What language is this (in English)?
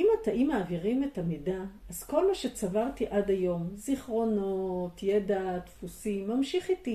Hebrew